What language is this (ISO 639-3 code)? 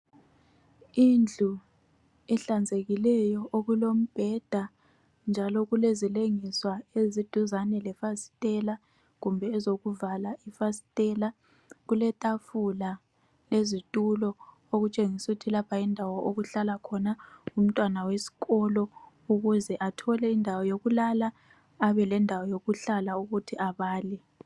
nde